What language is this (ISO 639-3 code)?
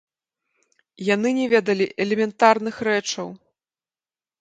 bel